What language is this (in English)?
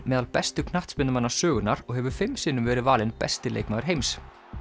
Icelandic